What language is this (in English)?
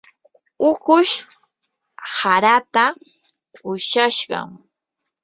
Yanahuanca Pasco Quechua